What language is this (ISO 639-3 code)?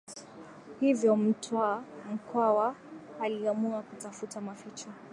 swa